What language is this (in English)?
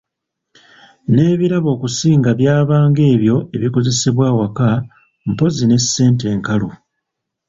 Ganda